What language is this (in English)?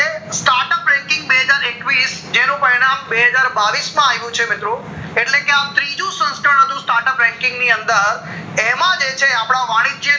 Gujarati